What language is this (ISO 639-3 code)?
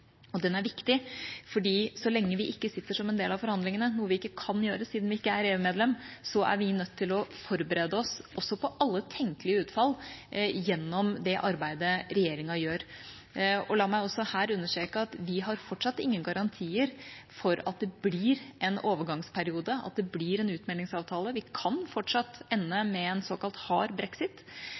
nob